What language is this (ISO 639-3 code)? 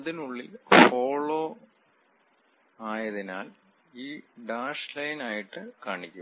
mal